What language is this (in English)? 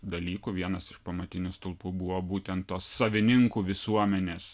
Lithuanian